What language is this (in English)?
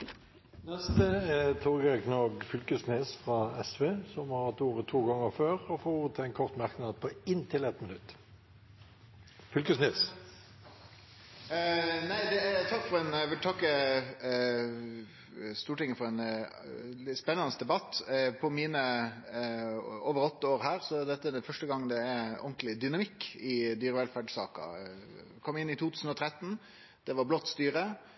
Norwegian